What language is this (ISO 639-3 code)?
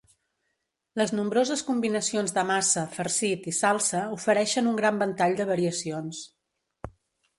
cat